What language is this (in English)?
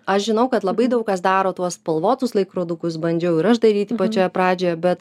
Lithuanian